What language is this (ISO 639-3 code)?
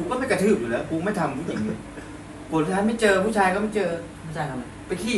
tha